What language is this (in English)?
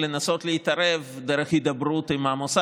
Hebrew